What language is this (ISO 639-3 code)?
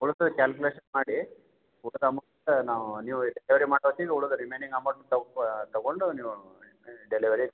kan